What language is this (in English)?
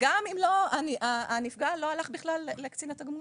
Hebrew